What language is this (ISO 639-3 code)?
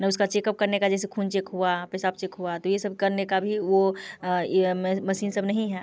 hin